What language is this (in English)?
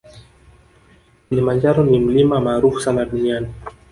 Swahili